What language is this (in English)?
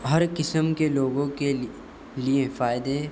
Urdu